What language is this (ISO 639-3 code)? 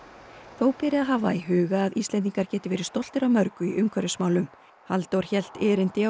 isl